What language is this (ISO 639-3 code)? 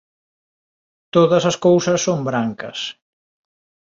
glg